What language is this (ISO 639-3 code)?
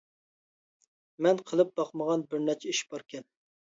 uig